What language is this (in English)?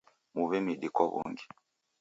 Taita